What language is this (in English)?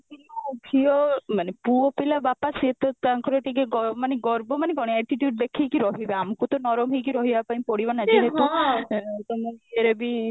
Odia